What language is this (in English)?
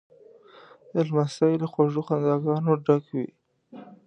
Pashto